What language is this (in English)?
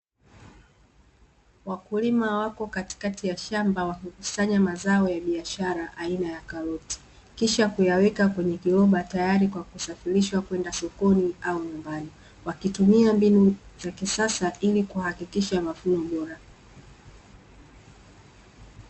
Swahili